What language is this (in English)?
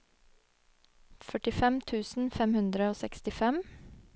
Norwegian